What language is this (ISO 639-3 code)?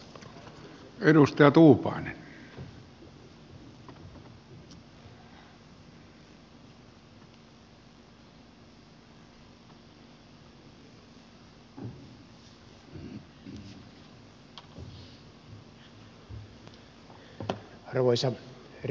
fin